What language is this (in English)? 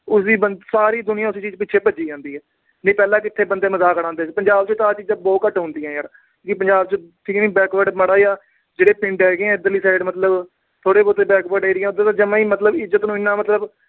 Punjabi